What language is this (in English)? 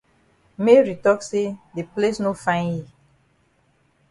Cameroon Pidgin